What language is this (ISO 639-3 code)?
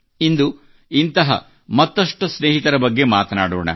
kan